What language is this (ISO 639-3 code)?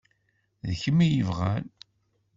kab